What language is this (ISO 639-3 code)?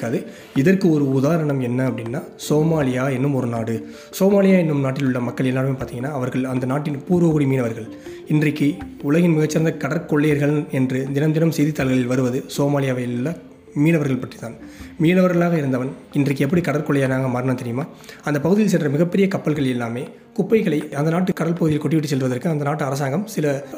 tam